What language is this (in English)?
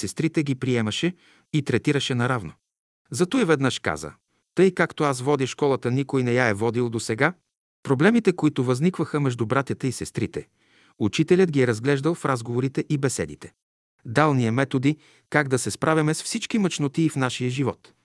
Bulgarian